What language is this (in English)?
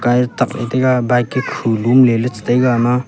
Wancho Naga